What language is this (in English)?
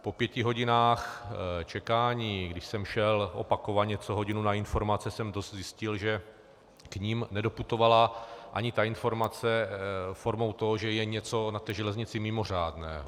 Czech